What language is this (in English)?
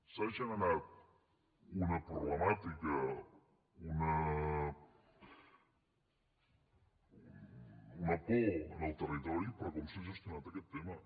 Catalan